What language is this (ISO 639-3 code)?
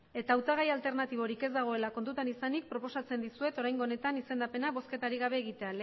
eus